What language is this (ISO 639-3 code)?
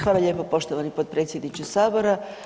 hrv